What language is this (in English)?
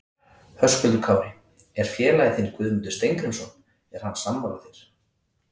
Icelandic